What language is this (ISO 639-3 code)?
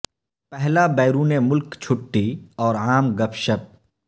urd